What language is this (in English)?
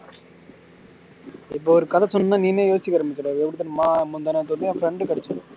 Tamil